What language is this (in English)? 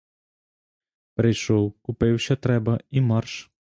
Ukrainian